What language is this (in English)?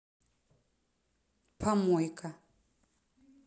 Russian